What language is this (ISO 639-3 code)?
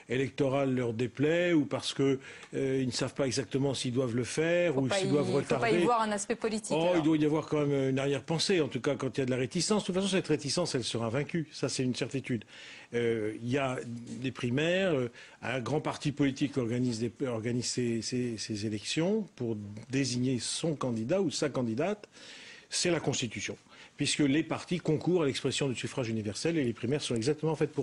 fra